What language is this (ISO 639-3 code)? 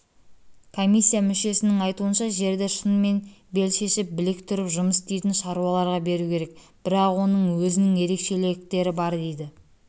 kaz